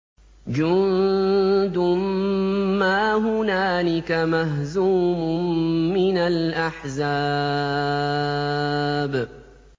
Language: Arabic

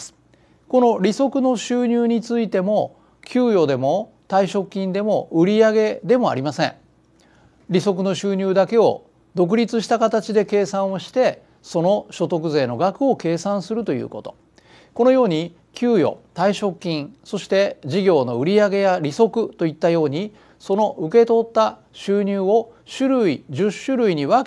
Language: Japanese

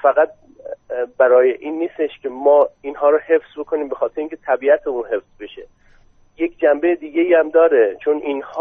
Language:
Persian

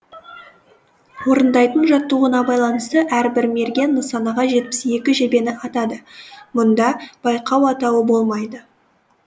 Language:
Kazakh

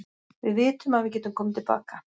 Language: Icelandic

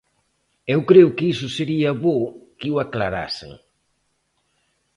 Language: Galician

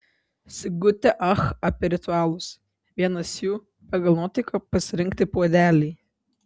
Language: Lithuanian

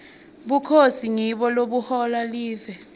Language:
Swati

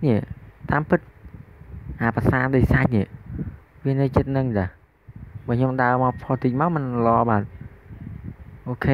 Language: Vietnamese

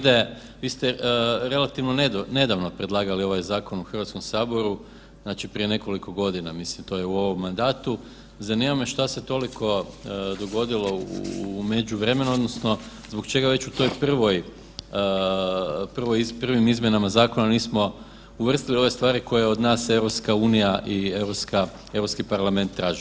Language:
Croatian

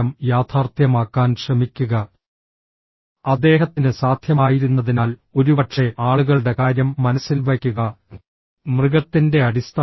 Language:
Malayalam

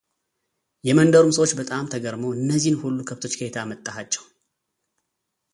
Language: Amharic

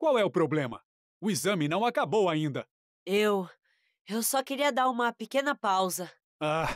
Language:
Portuguese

